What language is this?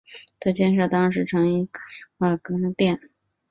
Chinese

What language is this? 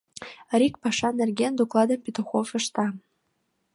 Mari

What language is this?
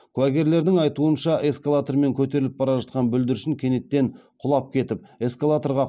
Kazakh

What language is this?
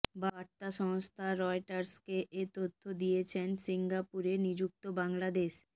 Bangla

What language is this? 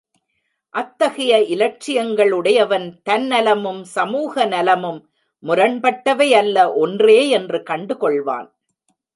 Tamil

